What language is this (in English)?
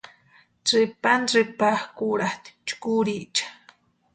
Western Highland Purepecha